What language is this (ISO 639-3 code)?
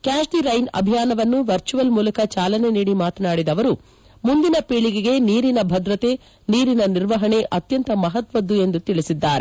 kan